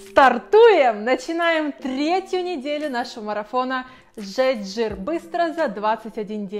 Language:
Russian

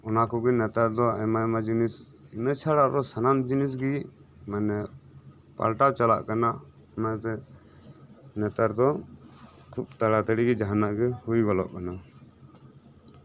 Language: Santali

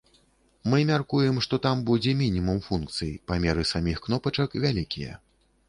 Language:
Belarusian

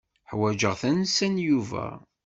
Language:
Kabyle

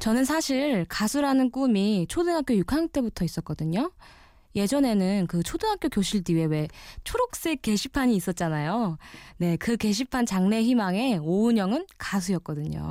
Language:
Korean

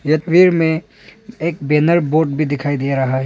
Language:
Hindi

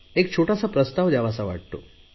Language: Marathi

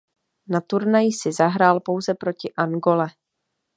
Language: Czech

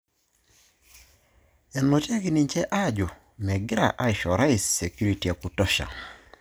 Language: Masai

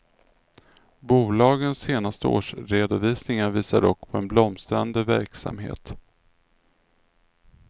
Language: Swedish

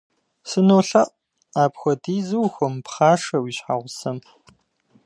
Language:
Kabardian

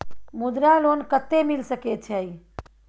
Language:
Maithili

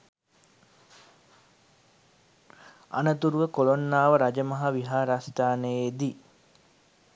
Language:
Sinhala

